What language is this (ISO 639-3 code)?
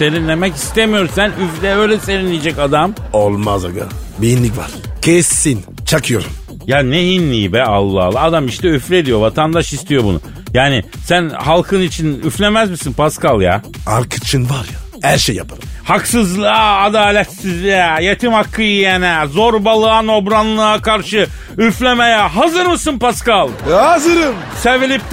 tur